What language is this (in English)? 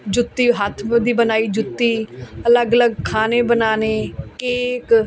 Punjabi